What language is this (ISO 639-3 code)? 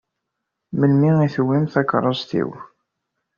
kab